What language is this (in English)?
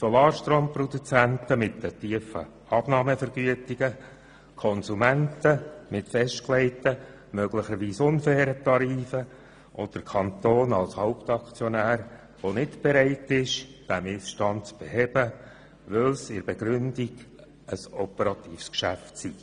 Swiss German